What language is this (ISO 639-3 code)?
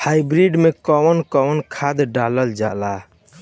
bho